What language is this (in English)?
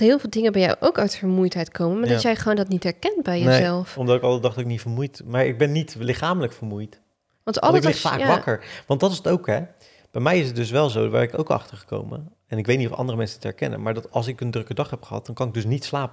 Dutch